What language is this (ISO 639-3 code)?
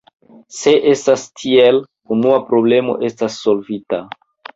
epo